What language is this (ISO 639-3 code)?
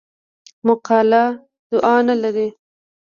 pus